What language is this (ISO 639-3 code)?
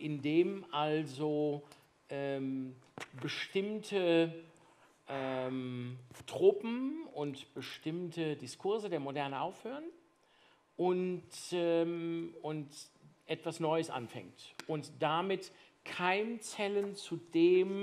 deu